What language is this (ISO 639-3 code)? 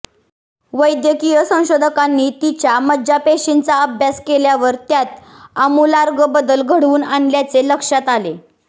mar